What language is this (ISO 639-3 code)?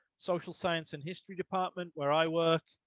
eng